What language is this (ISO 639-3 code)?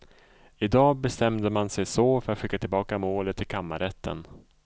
swe